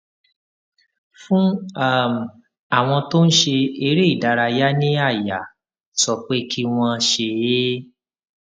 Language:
Yoruba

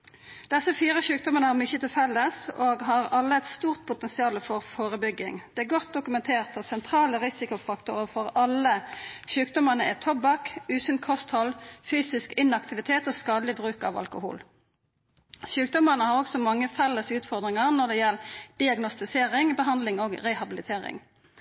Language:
Norwegian Nynorsk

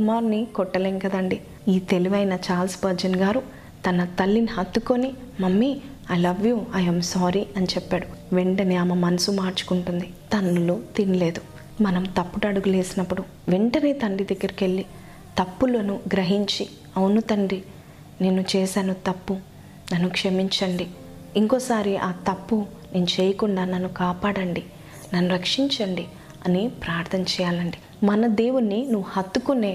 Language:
Telugu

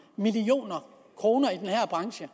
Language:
Danish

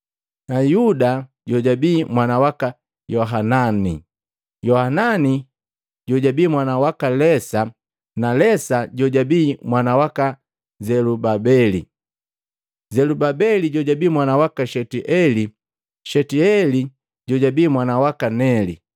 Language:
Matengo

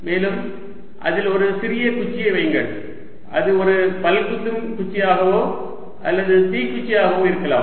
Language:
Tamil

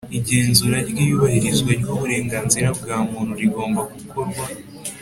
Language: Kinyarwanda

